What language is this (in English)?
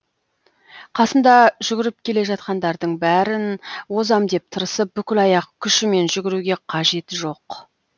Kazakh